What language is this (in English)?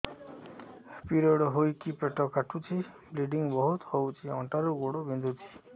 Odia